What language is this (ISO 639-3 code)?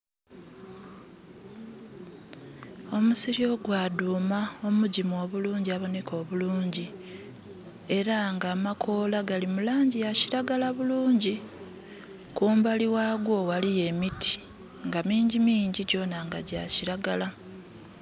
xog